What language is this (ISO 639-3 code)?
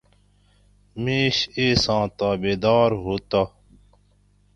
gwc